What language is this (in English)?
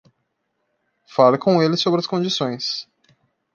Portuguese